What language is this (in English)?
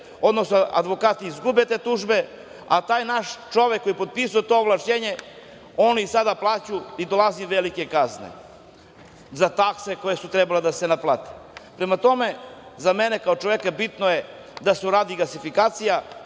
Serbian